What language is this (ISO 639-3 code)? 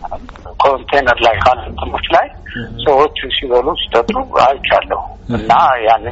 amh